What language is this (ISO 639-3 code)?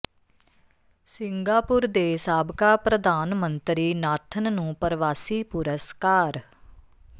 pan